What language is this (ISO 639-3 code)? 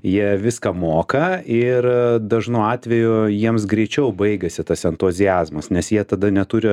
lit